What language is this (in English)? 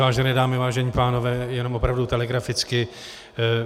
Czech